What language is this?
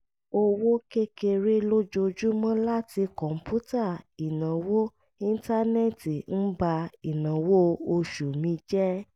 Yoruba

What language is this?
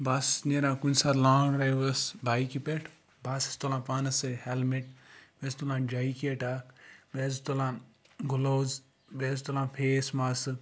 Kashmiri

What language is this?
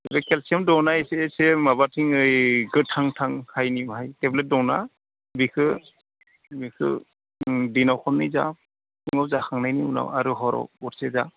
Bodo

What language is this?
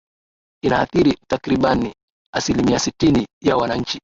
Swahili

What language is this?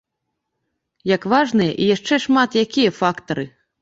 Belarusian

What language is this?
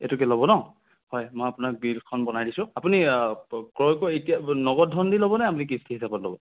Assamese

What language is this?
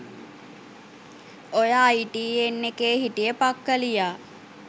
Sinhala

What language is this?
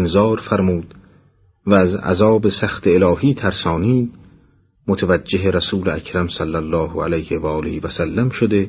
Persian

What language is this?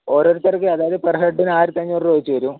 Malayalam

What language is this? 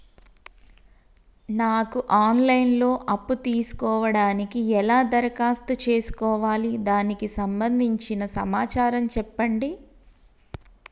Telugu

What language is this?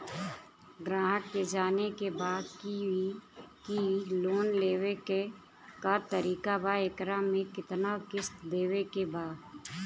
Bhojpuri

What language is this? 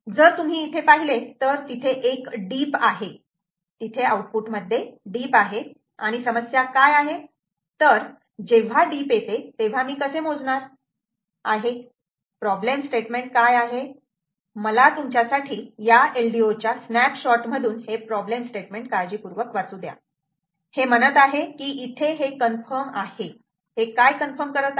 Marathi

